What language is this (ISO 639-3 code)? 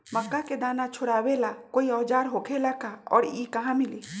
mag